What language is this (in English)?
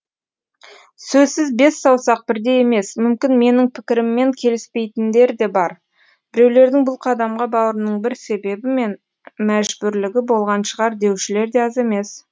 Kazakh